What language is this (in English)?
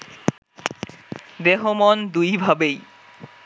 Bangla